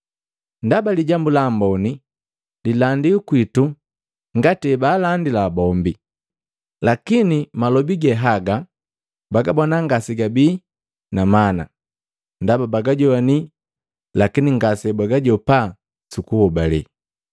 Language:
Matengo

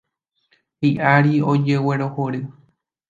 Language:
Guarani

